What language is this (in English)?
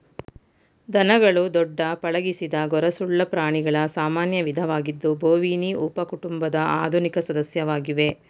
Kannada